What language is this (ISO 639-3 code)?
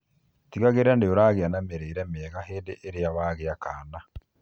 kik